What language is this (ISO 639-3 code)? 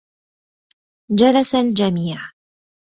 ara